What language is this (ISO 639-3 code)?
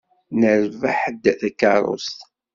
kab